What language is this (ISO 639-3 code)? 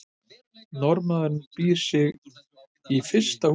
isl